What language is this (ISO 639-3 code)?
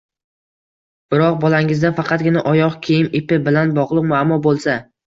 uzb